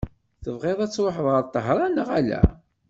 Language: Kabyle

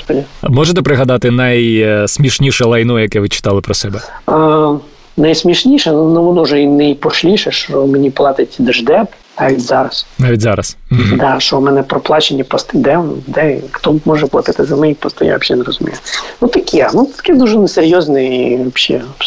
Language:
Ukrainian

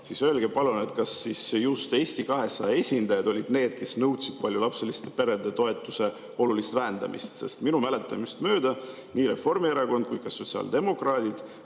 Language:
Estonian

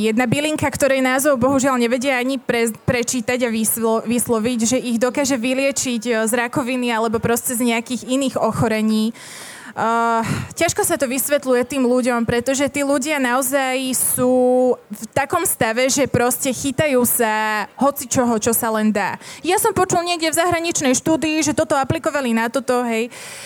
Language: Slovak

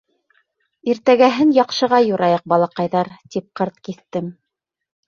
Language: Bashkir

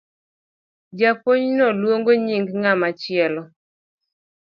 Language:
Luo (Kenya and Tanzania)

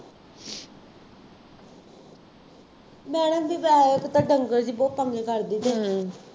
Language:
Punjabi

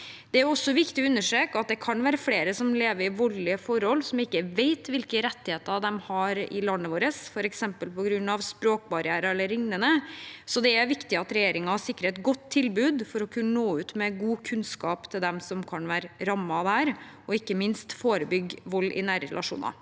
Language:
Norwegian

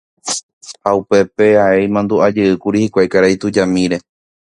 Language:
Guarani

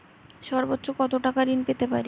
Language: Bangla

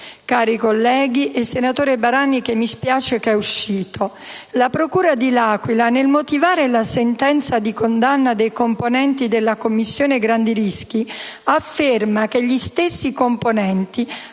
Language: Italian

